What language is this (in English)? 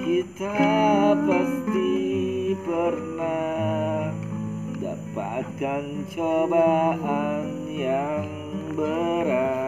Indonesian